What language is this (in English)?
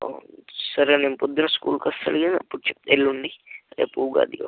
Telugu